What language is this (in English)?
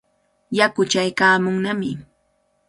Cajatambo North Lima Quechua